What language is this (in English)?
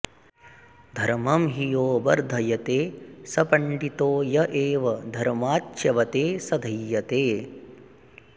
Sanskrit